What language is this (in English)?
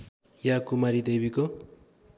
Nepali